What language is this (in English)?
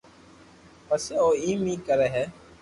Loarki